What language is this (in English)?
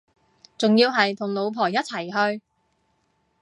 Cantonese